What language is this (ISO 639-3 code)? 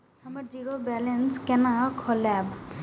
mai